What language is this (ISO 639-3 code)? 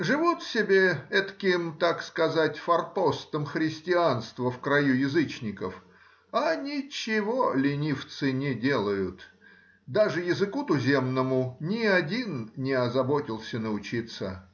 rus